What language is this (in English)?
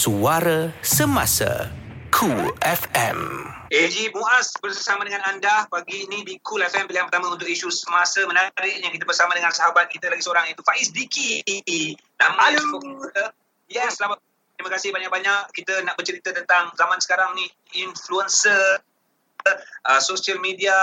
Malay